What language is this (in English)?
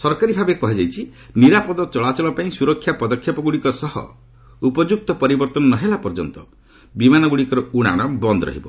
Odia